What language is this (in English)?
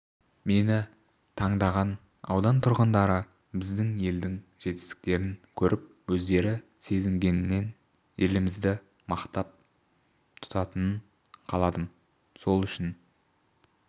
Kazakh